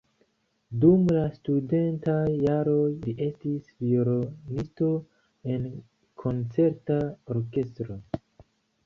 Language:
Esperanto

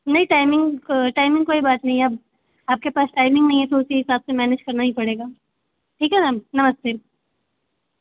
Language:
Hindi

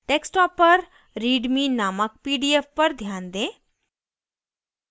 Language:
Hindi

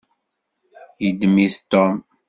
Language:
Kabyle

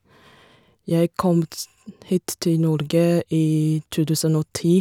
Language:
Norwegian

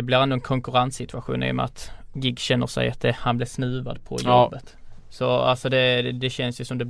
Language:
Swedish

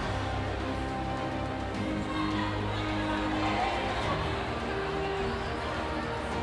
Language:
French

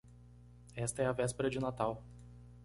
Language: Portuguese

